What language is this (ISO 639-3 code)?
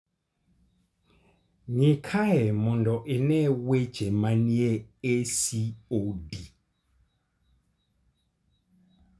luo